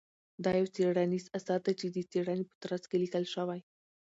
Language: Pashto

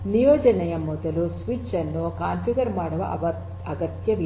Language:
Kannada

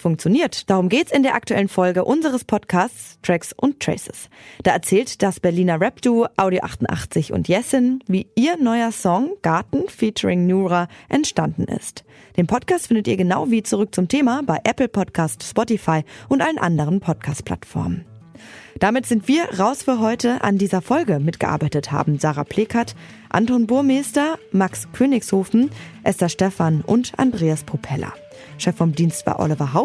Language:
German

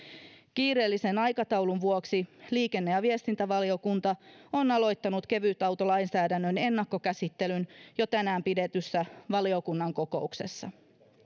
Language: Finnish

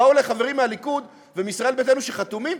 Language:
Hebrew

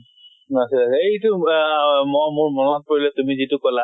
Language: Assamese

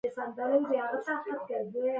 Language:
Pashto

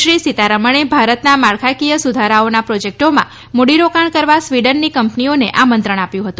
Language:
Gujarati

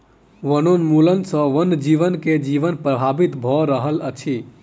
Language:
Maithili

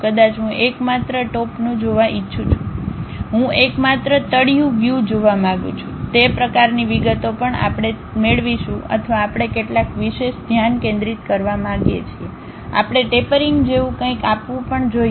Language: Gujarati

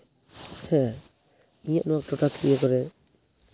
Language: Santali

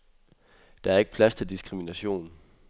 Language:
Danish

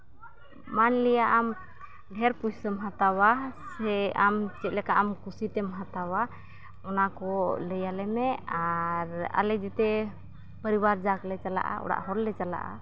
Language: Santali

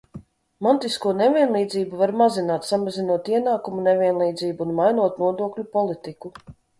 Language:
Latvian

